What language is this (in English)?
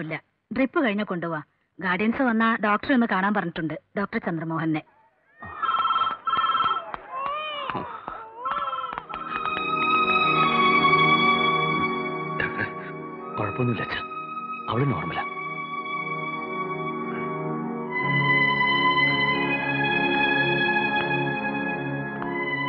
Arabic